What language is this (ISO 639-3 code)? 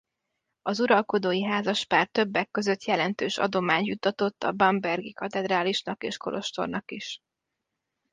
hun